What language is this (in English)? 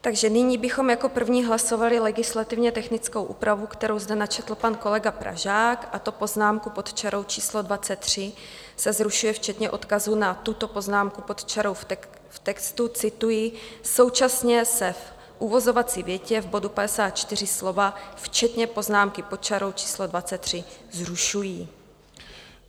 Czech